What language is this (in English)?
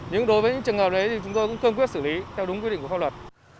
Vietnamese